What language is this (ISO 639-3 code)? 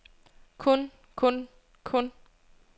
dan